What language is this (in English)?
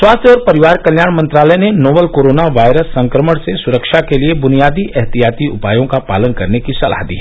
Hindi